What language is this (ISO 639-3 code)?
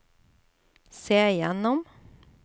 nor